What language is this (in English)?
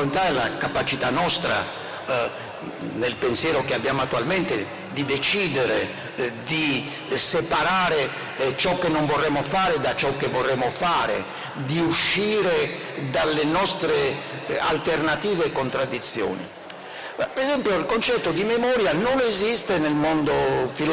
Italian